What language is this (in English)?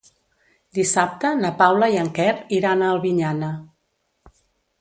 Catalan